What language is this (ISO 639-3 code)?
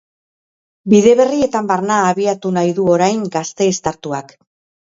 eus